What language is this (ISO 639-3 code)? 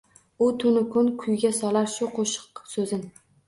uzb